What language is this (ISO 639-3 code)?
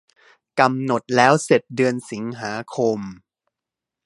tha